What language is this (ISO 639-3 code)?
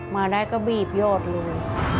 tha